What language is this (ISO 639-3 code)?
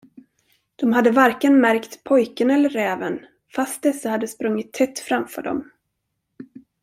swe